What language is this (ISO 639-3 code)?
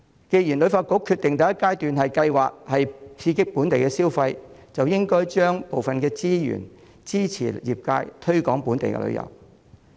yue